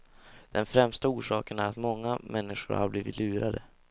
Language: Swedish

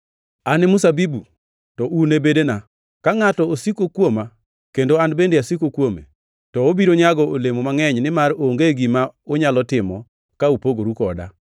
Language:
Luo (Kenya and Tanzania)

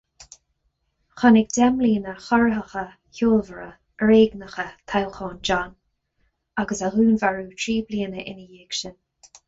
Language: Irish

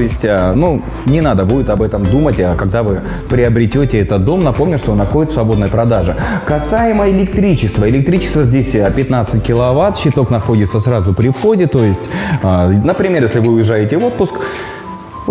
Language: Russian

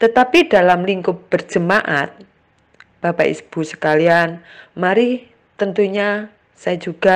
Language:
Indonesian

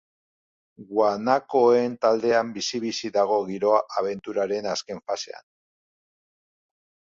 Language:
Basque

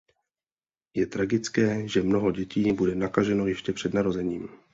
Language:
Czech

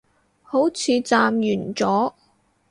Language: Cantonese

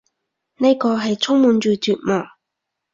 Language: Cantonese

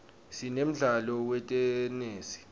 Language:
Swati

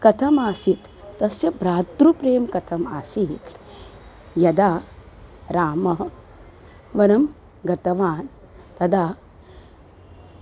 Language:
Sanskrit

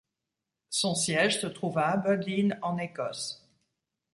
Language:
French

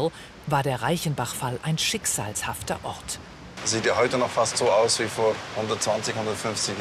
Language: German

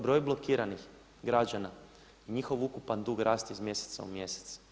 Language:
Croatian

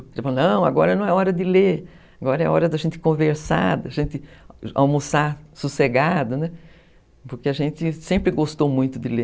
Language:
Portuguese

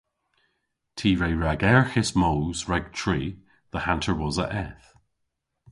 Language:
Cornish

